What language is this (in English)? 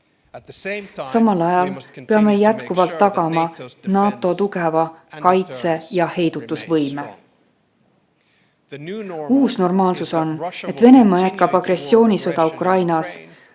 Estonian